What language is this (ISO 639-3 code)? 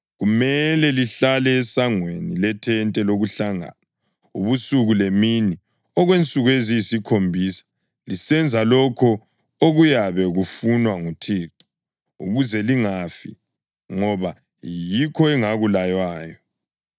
nde